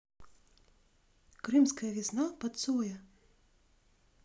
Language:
Russian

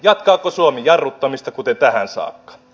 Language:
Finnish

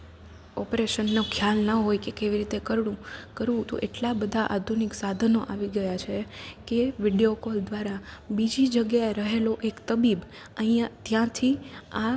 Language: Gujarati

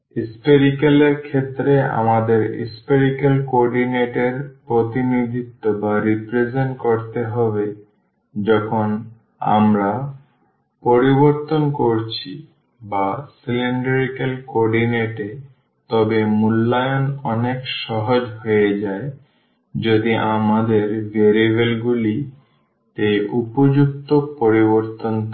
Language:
Bangla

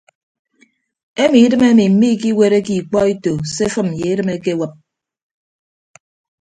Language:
Ibibio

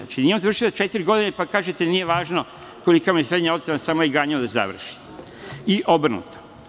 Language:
Serbian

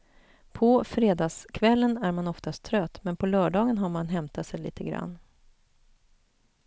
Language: Swedish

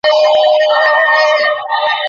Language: Bangla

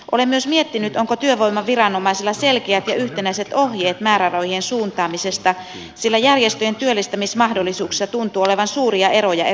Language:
Finnish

